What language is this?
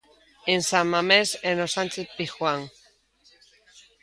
Galician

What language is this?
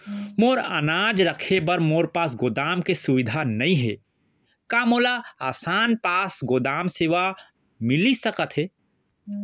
Chhattisgarhi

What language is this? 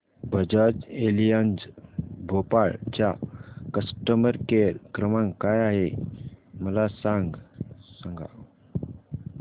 Marathi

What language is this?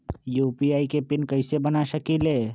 Magahi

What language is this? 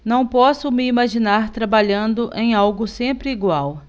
Portuguese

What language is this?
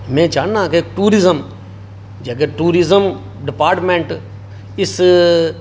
Dogri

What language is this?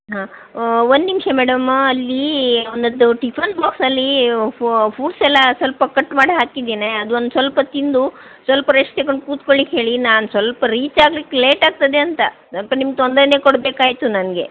Kannada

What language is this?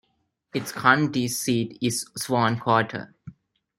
English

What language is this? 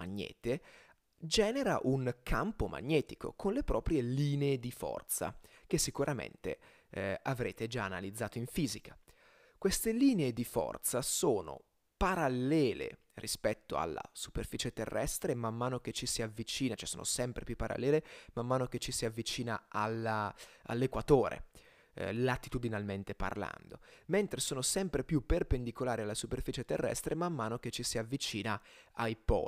Italian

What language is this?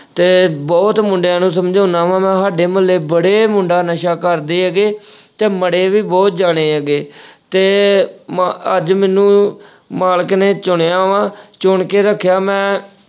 Punjabi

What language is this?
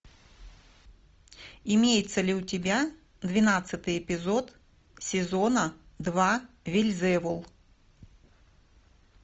Russian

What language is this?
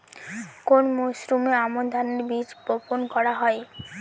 Bangla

